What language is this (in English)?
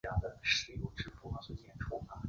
Chinese